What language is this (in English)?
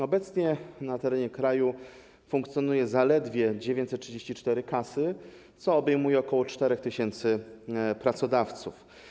Polish